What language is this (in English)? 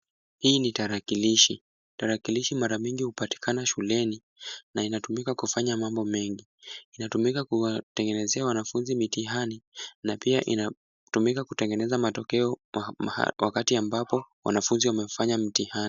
Swahili